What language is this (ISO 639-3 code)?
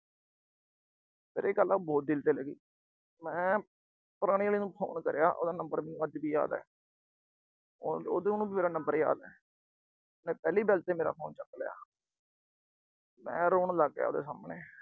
pan